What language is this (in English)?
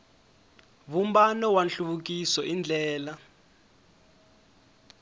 Tsonga